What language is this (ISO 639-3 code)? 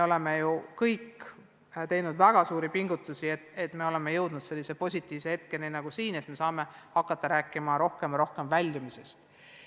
est